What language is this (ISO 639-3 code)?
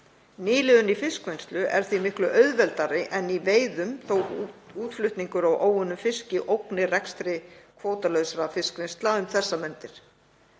isl